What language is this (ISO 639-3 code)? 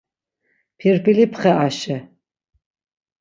lzz